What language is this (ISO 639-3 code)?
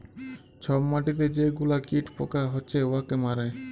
ben